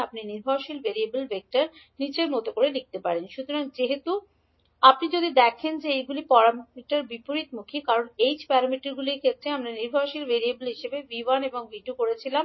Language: Bangla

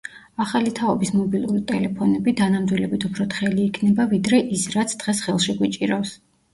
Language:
Georgian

